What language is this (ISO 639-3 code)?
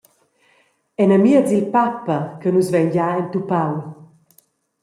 roh